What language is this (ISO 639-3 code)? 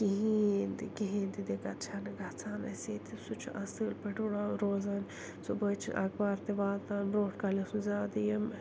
kas